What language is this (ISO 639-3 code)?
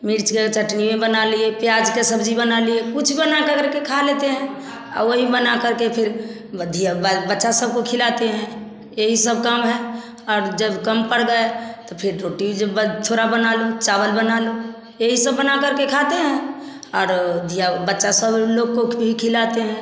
hin